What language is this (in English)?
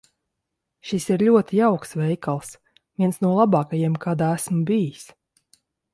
Latvian